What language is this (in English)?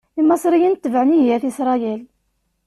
Kabyle